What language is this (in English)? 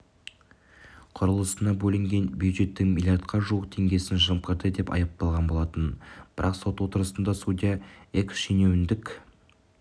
Kazakh